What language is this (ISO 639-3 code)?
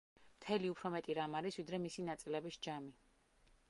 kat